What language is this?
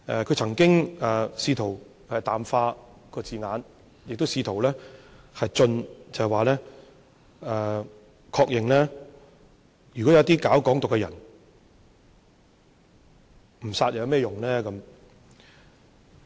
Cantonese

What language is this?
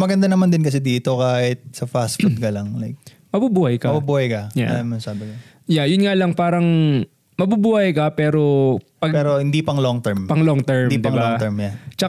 Filipino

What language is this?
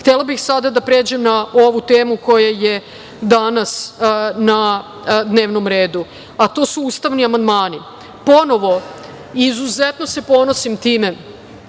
Serbian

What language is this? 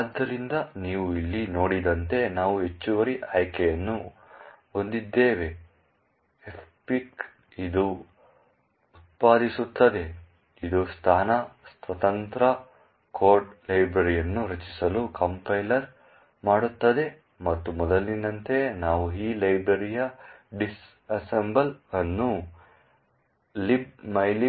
Kannada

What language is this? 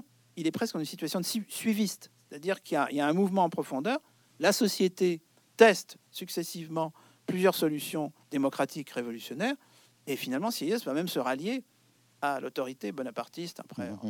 French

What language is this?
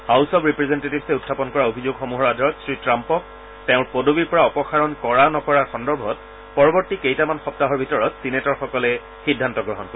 Assamese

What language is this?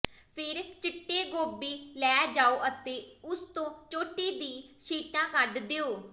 Punjabi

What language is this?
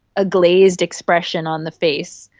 English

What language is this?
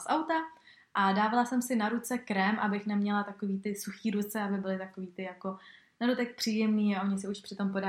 Czech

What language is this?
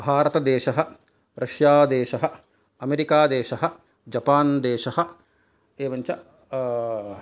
Sanskrit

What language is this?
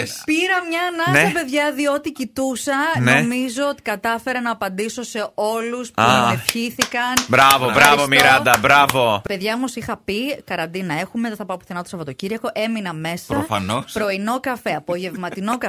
Greek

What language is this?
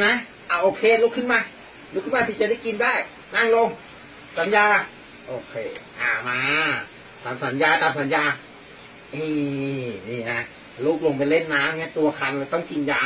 Thai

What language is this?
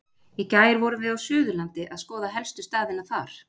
Icelandic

